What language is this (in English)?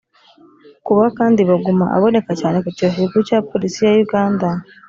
Kinyarwanda